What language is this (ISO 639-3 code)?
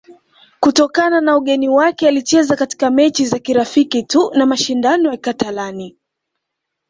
swa